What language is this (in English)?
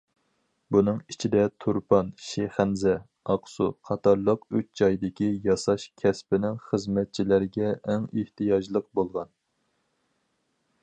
Uyghur